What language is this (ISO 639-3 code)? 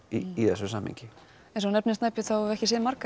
isl